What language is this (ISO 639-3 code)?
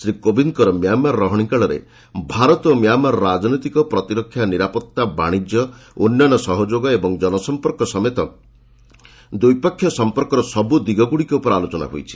ori